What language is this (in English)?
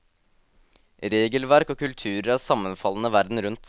Norwegian